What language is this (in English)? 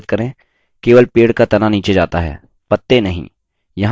Hindi